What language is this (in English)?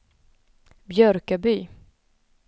Swedish